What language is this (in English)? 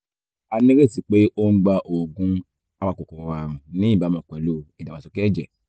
Yoruba